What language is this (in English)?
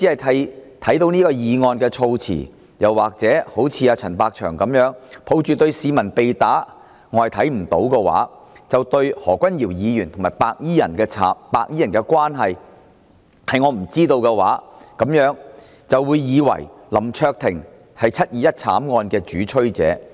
Cantonese